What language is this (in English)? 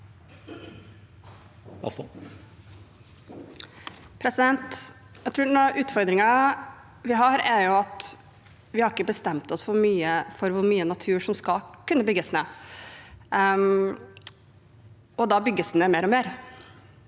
Norwegian